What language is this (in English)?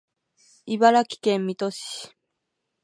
Japanese